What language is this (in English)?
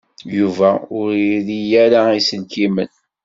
Kabyle